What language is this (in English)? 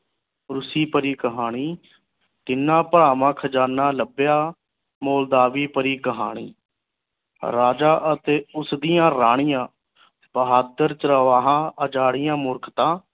Punjabi